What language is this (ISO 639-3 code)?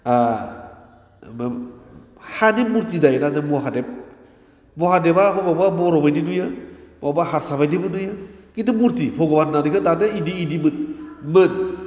brx